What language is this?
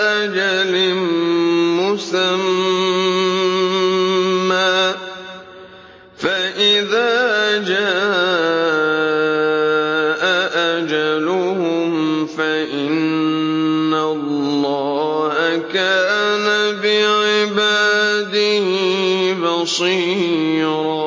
Arabic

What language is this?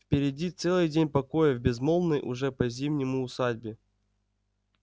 Russian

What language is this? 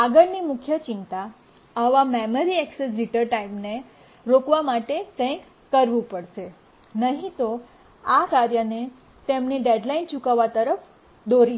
Gujarati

